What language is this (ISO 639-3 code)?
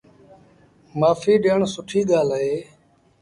sbn